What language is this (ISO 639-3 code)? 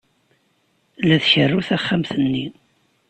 kab